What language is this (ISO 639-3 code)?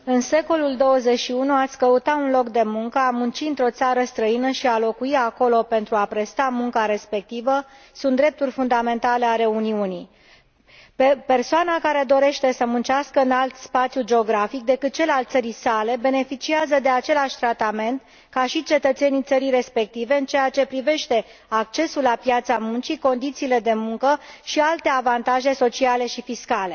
ron